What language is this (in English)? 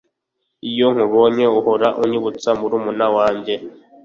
Kinyarwanda